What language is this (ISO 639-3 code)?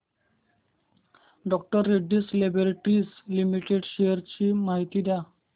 mar